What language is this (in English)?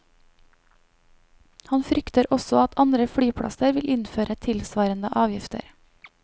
Norwegian